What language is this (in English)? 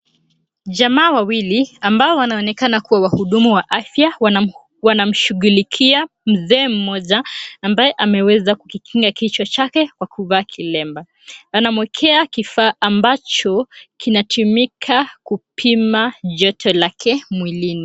Swahili